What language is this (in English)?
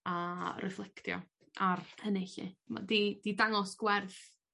Welsh